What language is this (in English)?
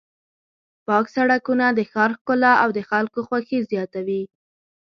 Pashto